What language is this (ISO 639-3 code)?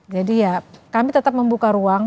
ind